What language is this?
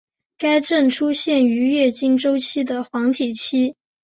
Chinese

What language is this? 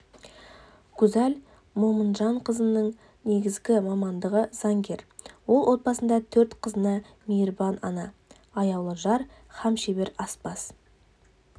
Kazakh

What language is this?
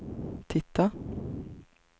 Swedish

